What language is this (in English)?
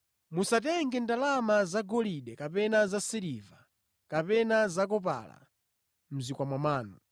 Nyanja